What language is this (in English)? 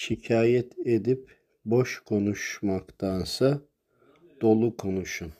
Turkish